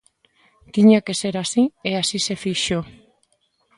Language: Galician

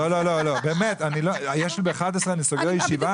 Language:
Hebrew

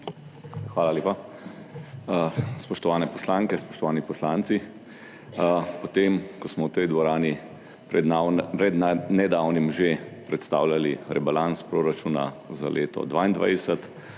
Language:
Slovenian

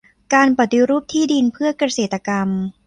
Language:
Thai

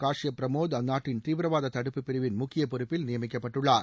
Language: Tamil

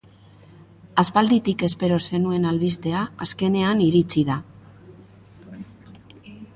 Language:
Basque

